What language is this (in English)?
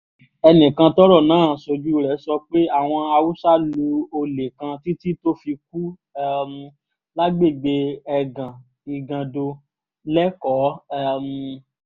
Yoruba